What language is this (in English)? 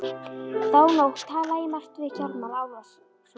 Icelandic